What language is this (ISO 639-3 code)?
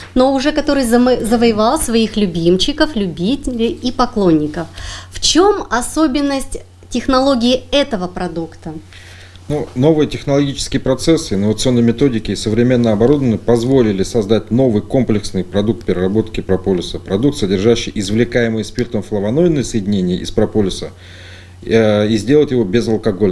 rus